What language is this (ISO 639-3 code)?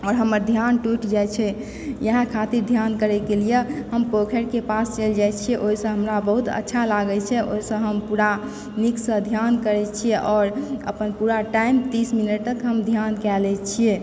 mai